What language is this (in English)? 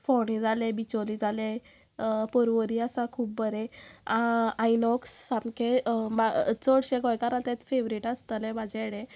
Konkani